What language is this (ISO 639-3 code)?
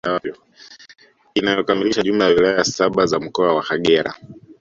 swa